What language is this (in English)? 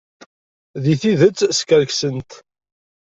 Kabyle